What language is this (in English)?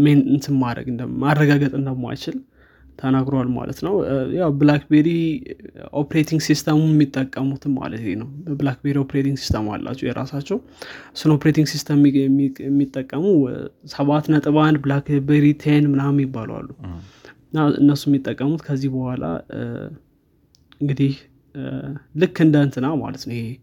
Amharic